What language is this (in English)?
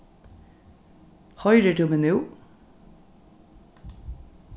Faroese